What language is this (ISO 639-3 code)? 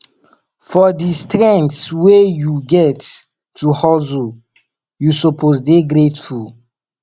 pcm